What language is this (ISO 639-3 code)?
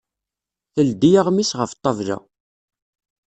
kab